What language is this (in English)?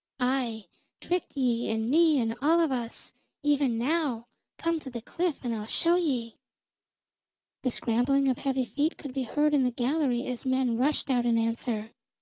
English